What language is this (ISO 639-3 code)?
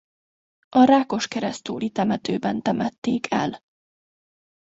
hun